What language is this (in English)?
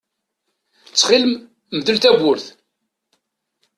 Kabyle